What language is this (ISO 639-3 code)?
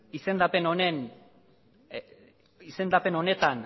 eus